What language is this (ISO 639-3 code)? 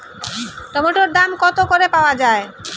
ben